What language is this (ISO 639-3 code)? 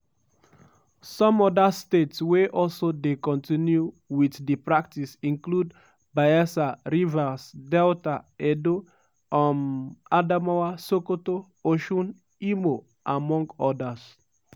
pcm